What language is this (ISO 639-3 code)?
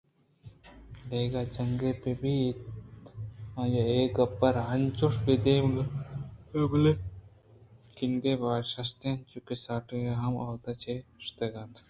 bgp